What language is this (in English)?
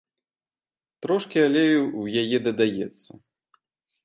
Belarusian